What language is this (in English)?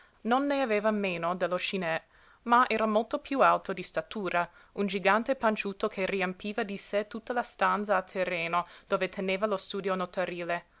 Italian